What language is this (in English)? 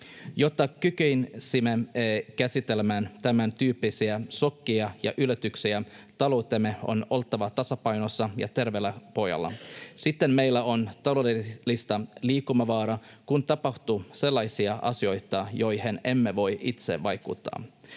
Finnish